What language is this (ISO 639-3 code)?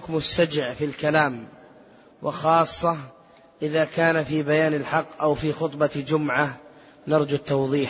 ara